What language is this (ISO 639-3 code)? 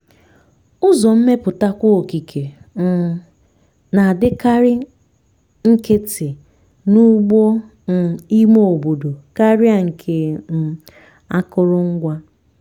ibo